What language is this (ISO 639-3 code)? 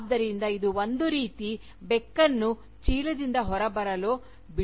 kan